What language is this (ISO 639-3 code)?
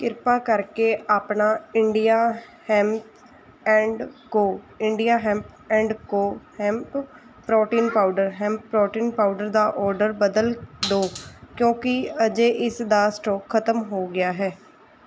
pan